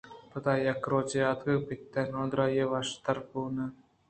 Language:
Eastern Balochi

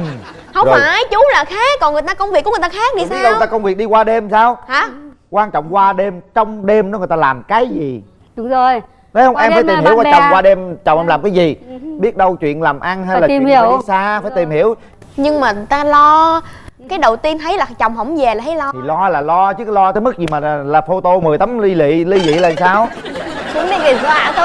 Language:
Vietnamese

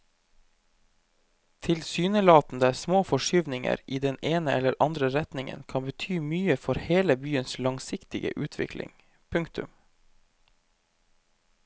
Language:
Norwegian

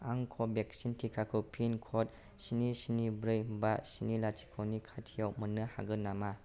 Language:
Bodo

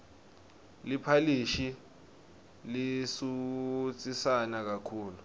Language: Swati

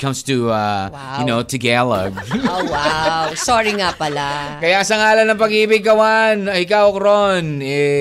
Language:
Filipino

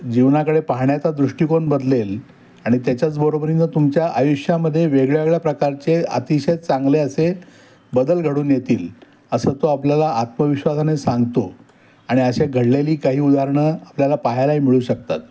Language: Marathi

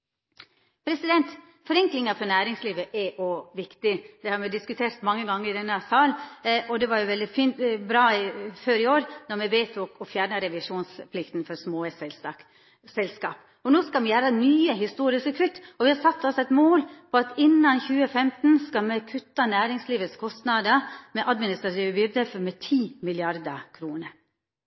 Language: Norwegian Nynorsk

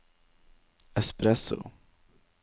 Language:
Norwegian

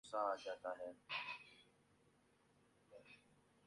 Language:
Urdu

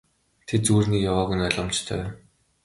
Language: Mongolian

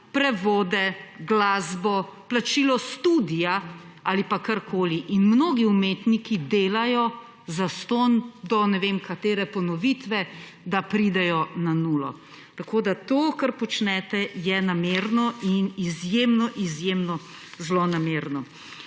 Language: Slovenian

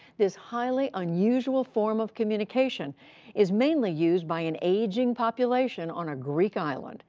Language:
English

